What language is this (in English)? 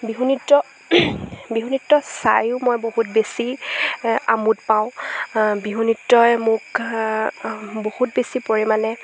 Assamese